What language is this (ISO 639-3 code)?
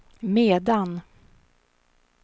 swe